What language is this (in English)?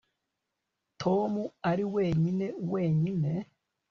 Kinyarwanda